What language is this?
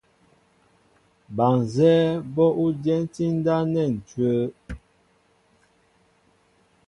Mbo (Cameroon)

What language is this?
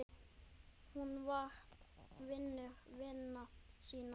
Icelandic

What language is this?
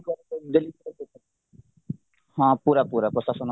Odia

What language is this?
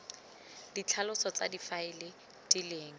Tswana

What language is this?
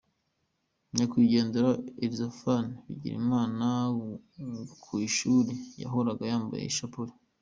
Kinyarwanda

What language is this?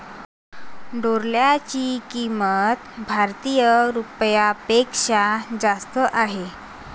Marathi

